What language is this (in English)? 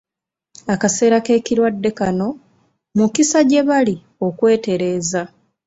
Ganda